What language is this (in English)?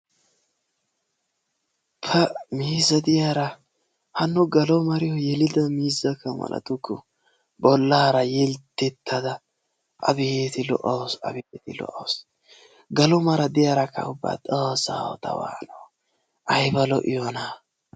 Wolaytta